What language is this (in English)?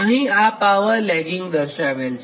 Gujarati